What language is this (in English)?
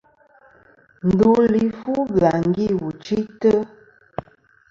Kom